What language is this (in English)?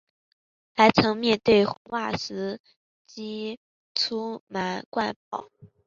Chinese